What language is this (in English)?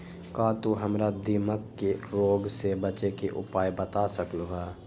Magahi